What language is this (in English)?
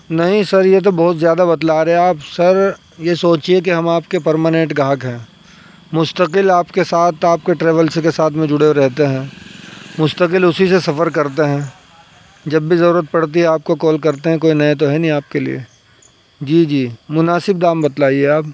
Urdu